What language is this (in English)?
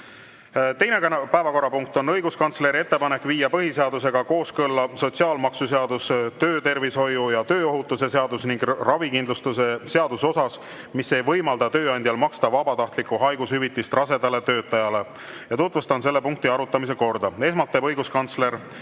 Estonian